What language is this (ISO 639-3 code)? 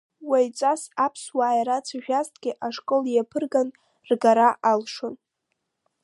abk